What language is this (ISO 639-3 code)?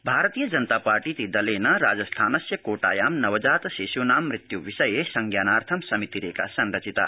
san